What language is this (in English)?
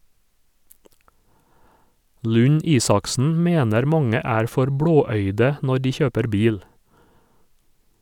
Norwegian